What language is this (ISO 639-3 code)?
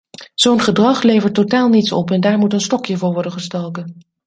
nld